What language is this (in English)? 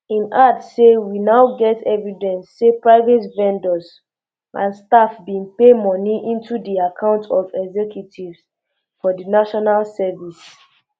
Nigerian Pidgin